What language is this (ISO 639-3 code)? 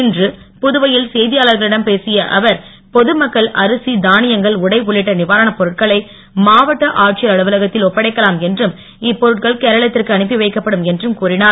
tam